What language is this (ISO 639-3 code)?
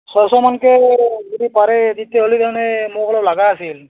asm